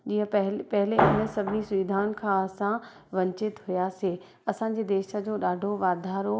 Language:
Sindhi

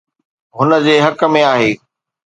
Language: Sindhi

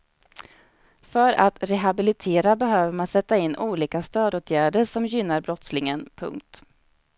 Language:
Swedish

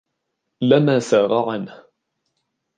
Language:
Arabic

